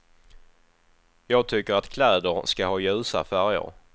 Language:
Swedish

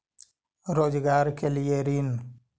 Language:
Magahi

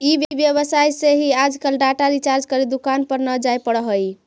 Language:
Magahi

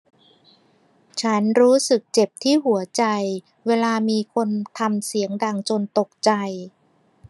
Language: Thai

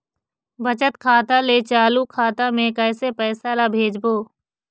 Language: Chhattisgarhi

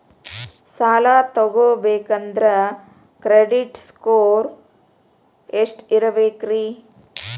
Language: Kannada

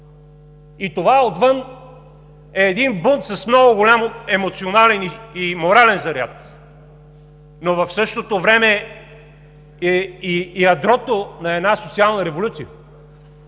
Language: Bulgarian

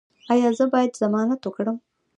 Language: Pashto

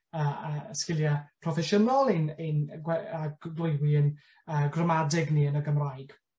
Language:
Welsh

